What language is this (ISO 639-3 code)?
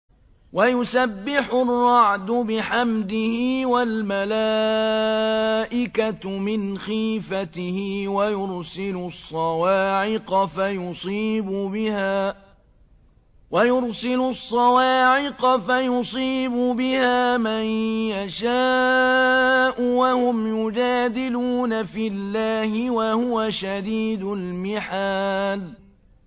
ara